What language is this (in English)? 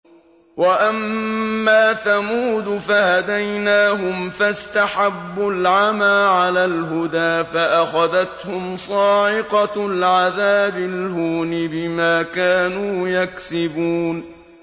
Arabic